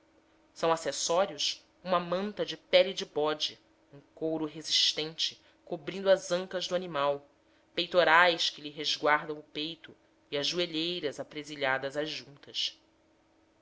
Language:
Portuguese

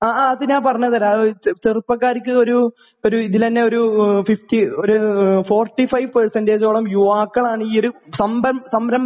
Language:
Malayalam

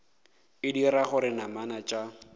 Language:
Northern Sotho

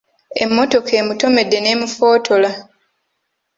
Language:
Ganda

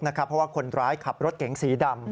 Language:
Thai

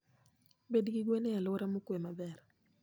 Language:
Luo (Kenya and Tanzania)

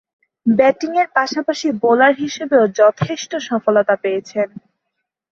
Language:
Bangla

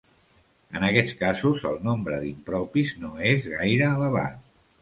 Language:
Catalan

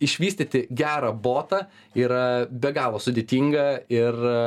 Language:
Lithuanian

